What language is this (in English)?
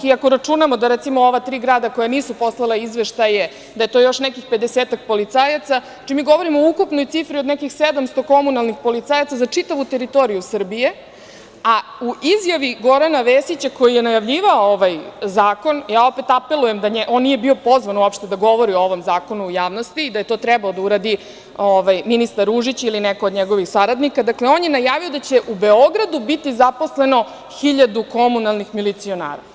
Serbian